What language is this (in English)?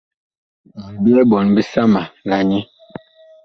Bakoko